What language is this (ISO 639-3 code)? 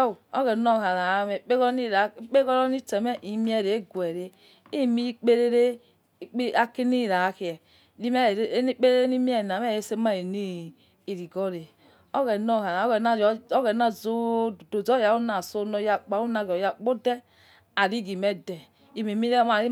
ets